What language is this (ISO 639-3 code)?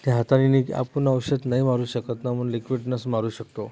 mar